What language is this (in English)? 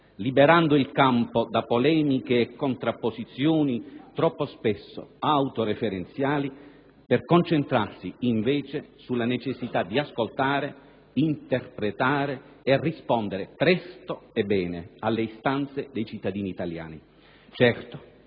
Italian